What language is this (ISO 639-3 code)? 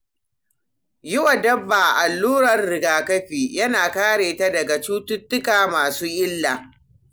hau